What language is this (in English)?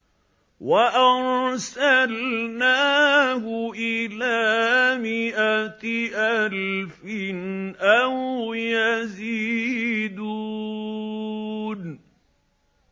Arabic